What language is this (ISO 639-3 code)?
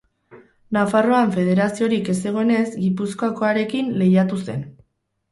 eus